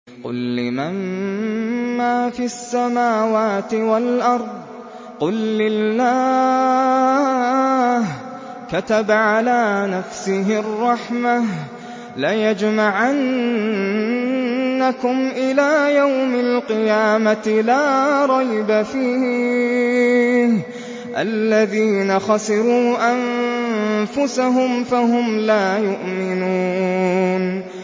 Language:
Arabic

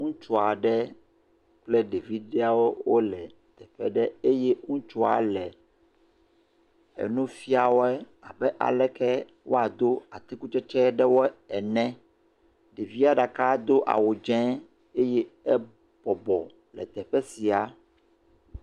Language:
Ewe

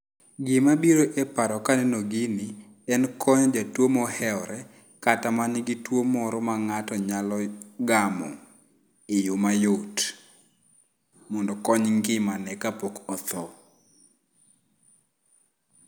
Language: Luo (Kenya and Tanzania)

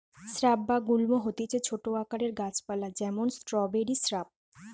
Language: Bangla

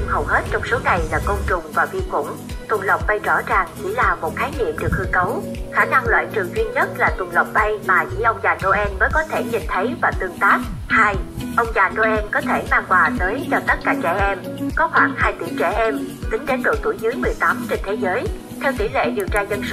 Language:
Vietnamese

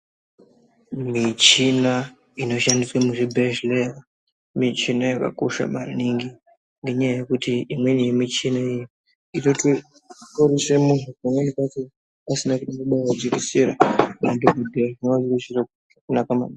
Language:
Ndau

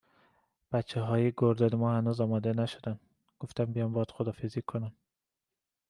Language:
Persian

